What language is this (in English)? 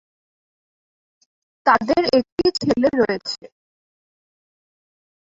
Bangla